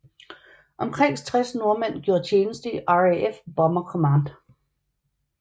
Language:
Danish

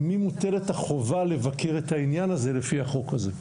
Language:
Hebrew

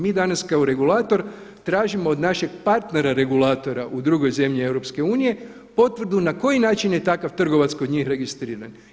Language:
Croatian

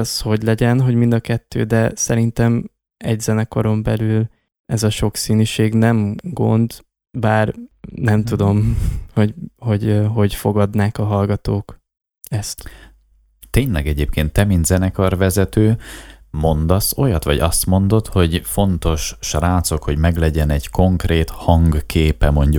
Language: Hungarian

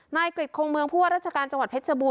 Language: Thai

